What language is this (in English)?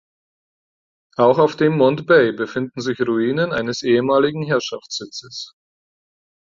German